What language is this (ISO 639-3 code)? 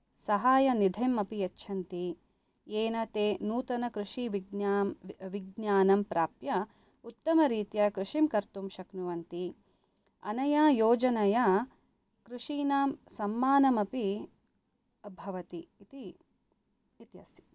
san